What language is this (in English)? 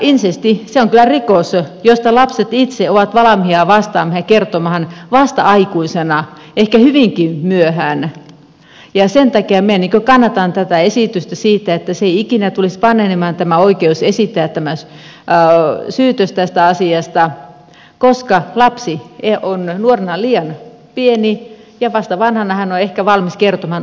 Finnish